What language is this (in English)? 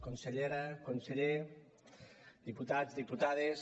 Catalan